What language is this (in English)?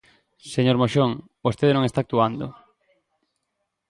Galician